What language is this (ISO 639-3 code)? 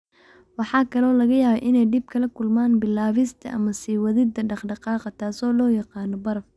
som